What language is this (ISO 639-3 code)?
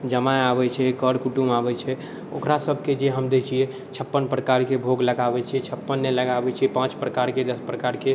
mai